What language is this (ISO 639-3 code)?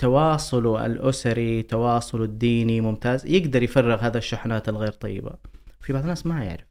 ara